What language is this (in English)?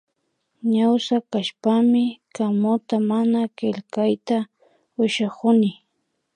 Imbabura Highland Quichua